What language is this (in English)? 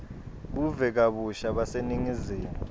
Swati